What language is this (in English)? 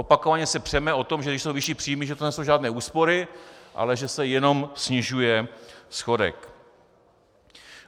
Czech